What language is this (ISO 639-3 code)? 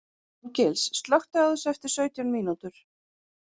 isl